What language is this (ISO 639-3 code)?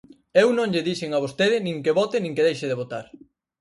glg